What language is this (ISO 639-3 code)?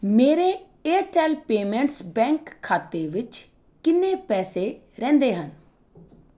pan